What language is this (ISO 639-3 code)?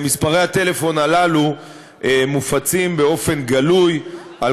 heb